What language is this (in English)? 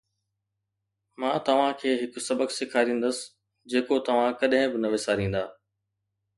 Sindhi